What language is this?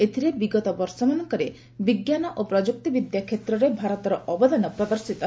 Odia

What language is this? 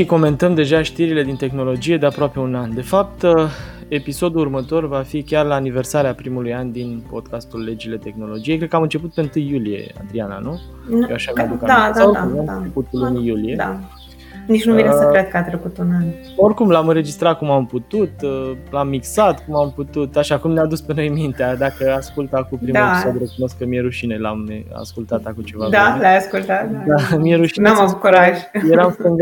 Romanian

